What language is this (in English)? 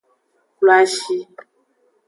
Aja (Benin)